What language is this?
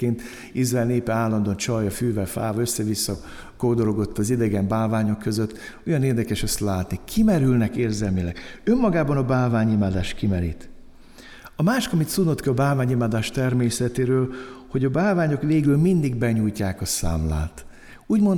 Hungarian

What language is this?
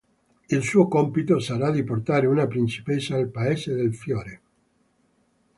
Italian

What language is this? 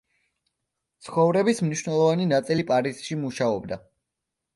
Georgian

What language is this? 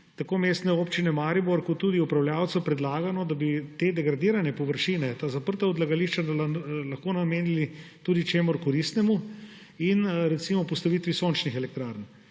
Slovenian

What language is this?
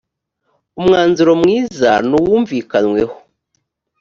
Kinyarwanda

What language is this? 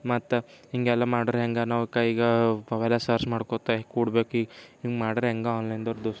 Kannada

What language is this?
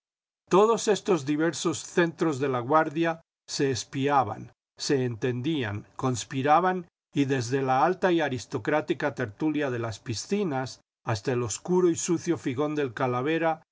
Spanish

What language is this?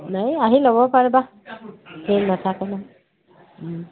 Assamese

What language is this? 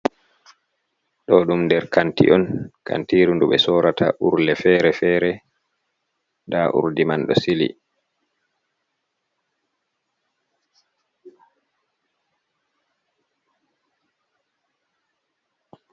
Fula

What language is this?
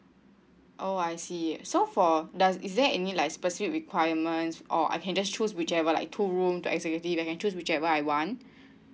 English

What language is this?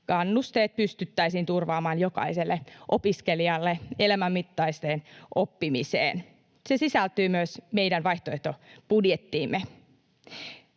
Finnish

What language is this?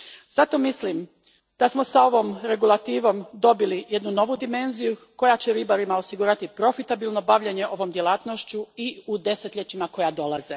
Croatian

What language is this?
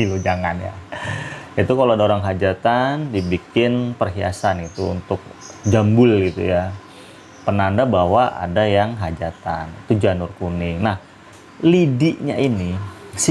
Indonesian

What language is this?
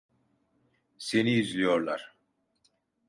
Turkish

